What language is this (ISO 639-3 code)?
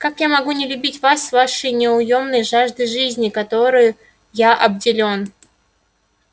rus